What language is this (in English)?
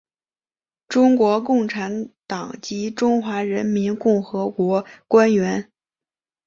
Chinese